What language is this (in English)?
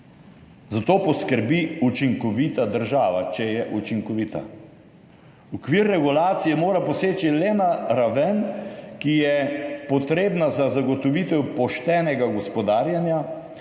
Slovenian